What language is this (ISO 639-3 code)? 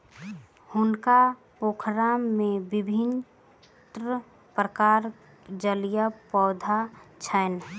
mai